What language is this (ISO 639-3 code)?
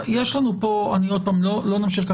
heb